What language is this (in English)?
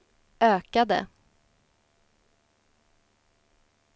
Swedish